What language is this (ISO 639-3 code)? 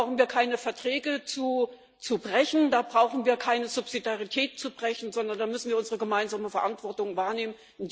deu